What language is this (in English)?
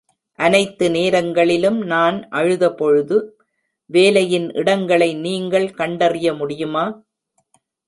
Tamil